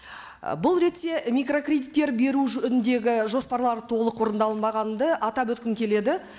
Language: Kazakh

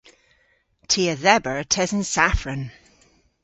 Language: Cornish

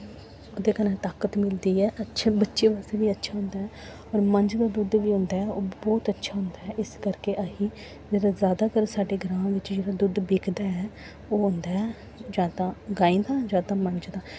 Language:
Dogri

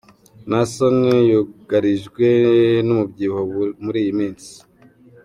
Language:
Kinyarwanda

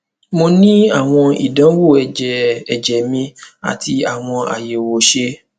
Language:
Yoruba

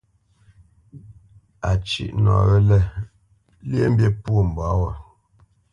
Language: Bamenyam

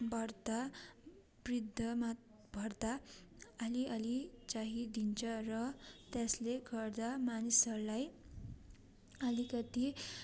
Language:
Nepali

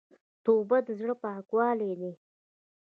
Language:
Pashto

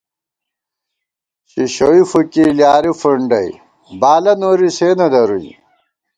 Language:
Gawar-Bati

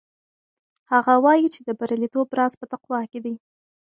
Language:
Pashto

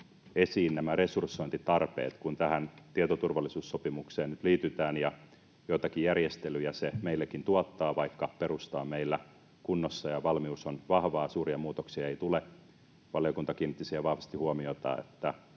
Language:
Finnish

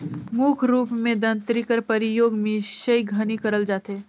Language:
Chhattisgarhi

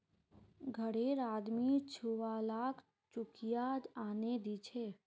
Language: Magahi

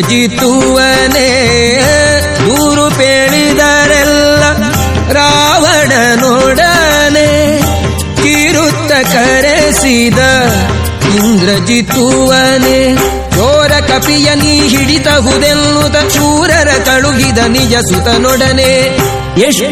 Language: Kannada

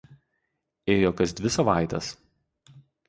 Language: Lithuanian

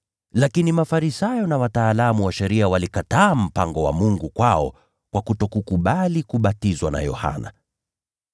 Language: Swahili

